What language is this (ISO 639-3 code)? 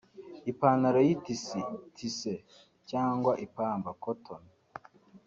kin